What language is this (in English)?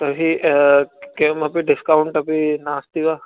Sanskrit